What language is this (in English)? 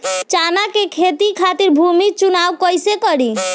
Bhojpuri